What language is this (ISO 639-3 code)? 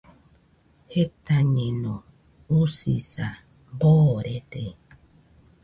hux